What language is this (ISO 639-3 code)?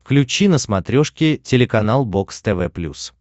rus